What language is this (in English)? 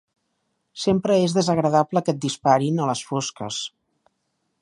Catalan